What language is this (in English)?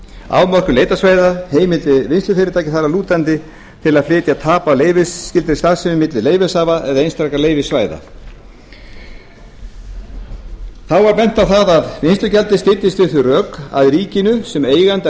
Icelandic